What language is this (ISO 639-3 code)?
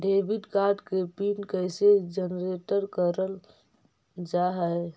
mag